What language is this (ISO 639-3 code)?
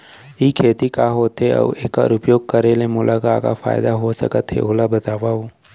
hne